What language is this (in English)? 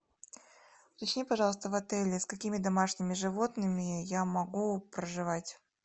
Russian